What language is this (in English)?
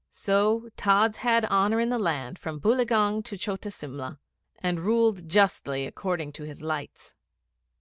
English